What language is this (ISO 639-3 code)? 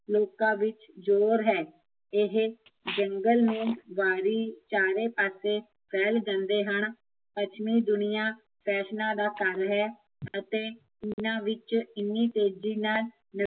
pan